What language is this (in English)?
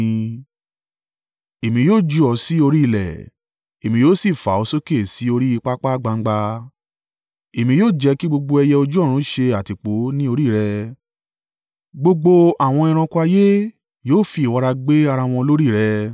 Yoruba